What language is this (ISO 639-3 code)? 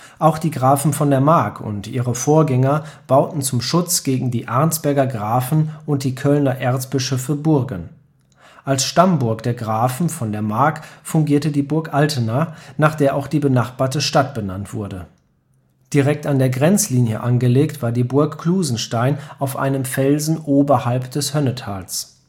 deu